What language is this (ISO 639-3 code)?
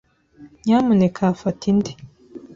kin